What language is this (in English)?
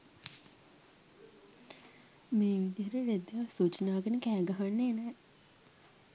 Sinhala